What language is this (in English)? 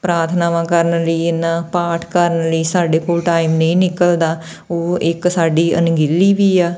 Punjabi